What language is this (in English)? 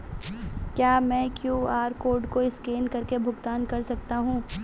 Hindi